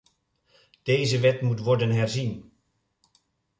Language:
Dutch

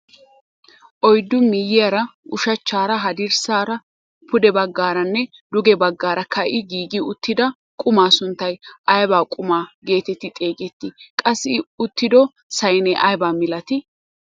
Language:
Wolaytta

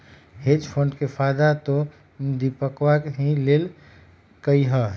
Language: Magahi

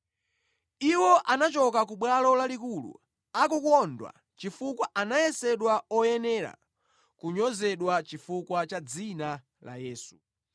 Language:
Nyanja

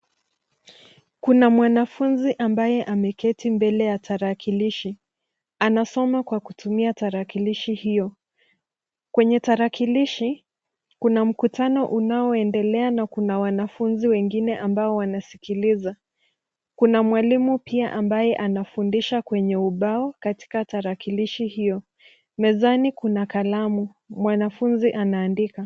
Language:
Swahili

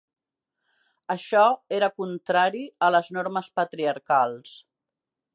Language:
Catalan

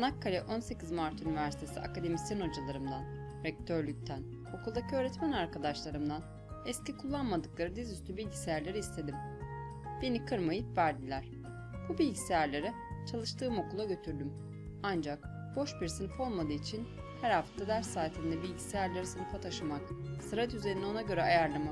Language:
Turkish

